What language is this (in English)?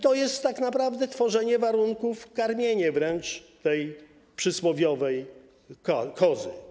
Polish